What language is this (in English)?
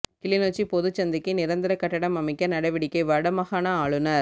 Tamil